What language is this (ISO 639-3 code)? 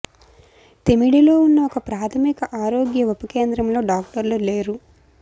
tel